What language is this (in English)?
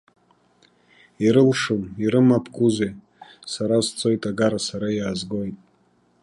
Abkhazian